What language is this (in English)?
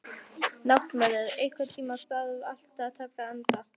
Icelandic